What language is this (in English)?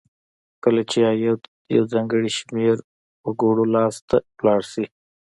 Pashto